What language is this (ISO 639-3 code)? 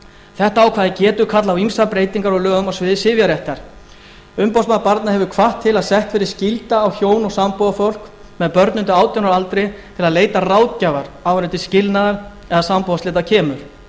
isl